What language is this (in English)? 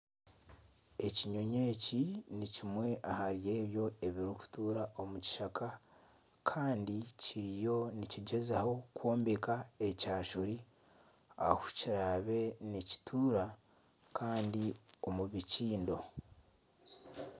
Nyankole